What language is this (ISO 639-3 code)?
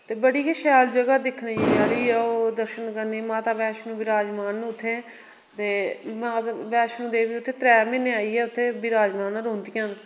doi